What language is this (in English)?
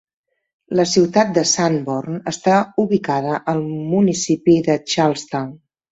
Catalan